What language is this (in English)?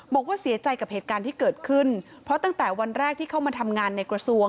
Thai